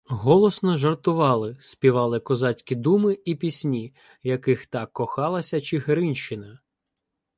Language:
Ukrainian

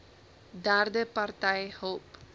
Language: Afrikaans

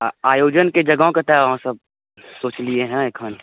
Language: Maithili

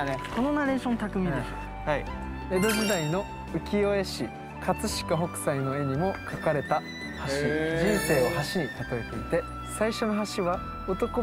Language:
Japanese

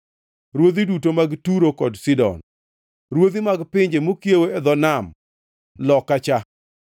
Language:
Luo (Kenya and Tanzania)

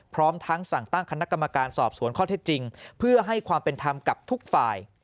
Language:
Thai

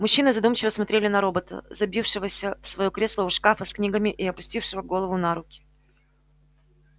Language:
Russian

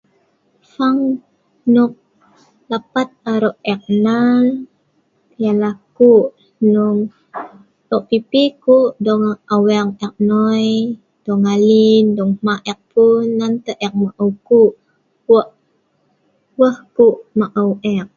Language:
Sa'ban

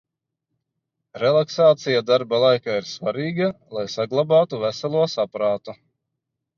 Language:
Latvian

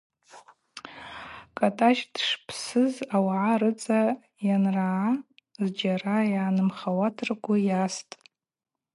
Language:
Abaza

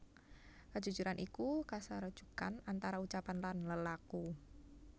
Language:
Javanese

